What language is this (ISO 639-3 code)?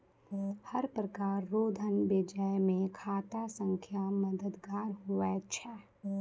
mai